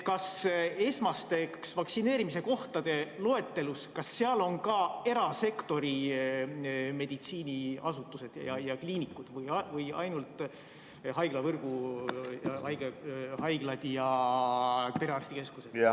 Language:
Estonian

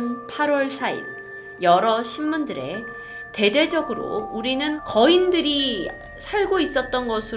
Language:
Korean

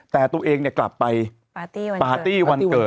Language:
Thai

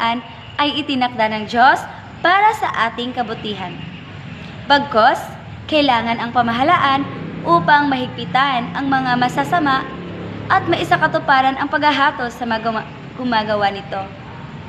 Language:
Filipino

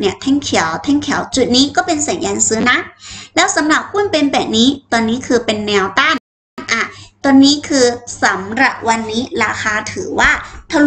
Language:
Thai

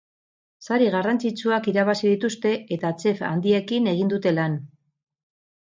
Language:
Basque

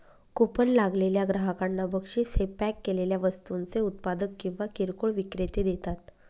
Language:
Marathi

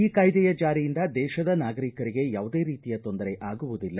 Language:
Kannada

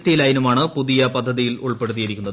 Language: Malayalam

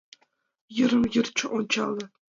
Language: Mari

